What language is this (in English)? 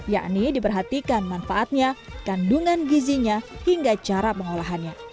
Indonesian